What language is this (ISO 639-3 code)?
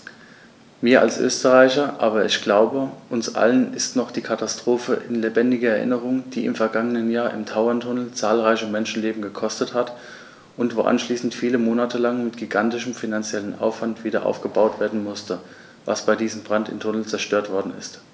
deu